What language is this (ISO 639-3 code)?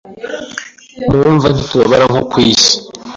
kin